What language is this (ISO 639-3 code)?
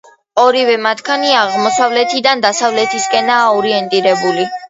kat